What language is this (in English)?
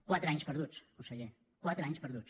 Catalan